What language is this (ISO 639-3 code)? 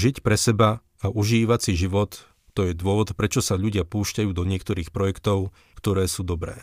slk